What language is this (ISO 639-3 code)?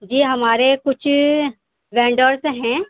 urd